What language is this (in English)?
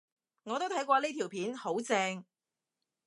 Cantonese